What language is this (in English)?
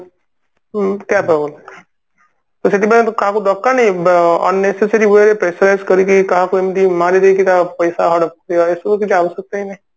Odia